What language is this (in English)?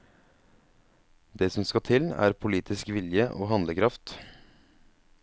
Norwegian